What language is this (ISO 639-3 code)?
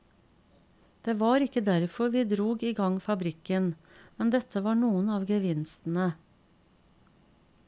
nor